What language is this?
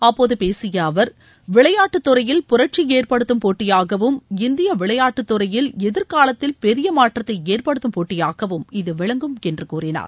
Tamil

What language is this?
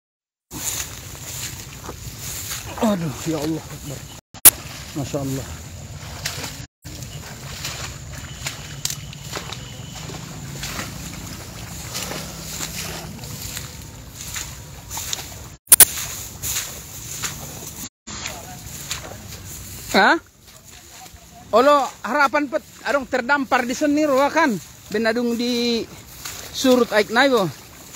Indonesian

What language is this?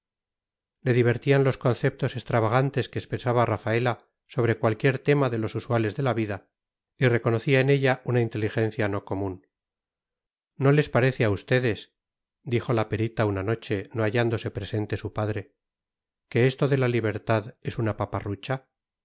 Spanish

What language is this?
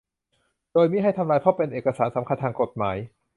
Thai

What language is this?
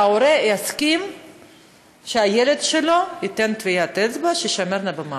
Hebrew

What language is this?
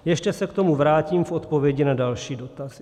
Czech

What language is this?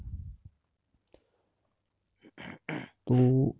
Punjabi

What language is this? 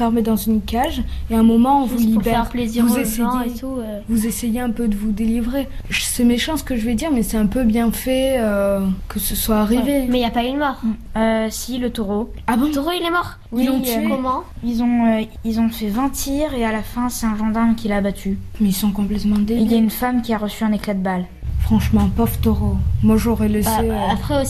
French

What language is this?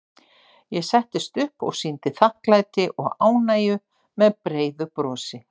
Icelandic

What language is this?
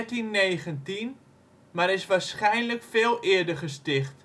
Dutch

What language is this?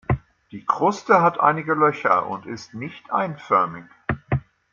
German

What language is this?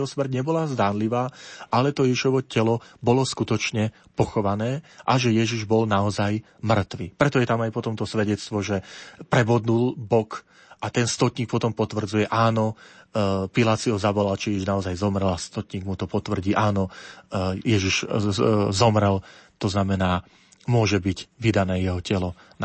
Slovak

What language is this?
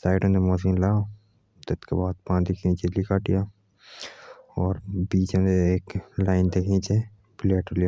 Jaunsari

